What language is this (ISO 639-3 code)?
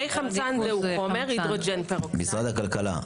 heb